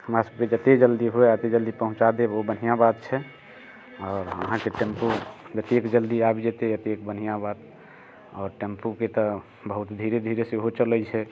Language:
Maithili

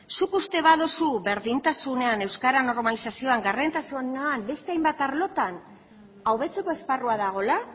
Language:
Basque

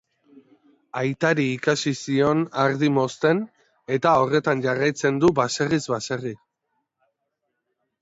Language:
Basque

